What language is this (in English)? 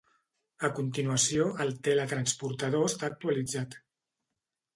Catalan